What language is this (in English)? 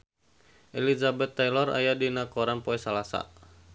Sundanese